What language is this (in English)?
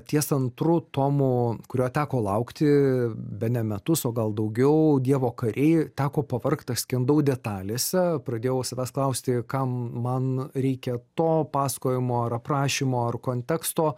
Lithuanian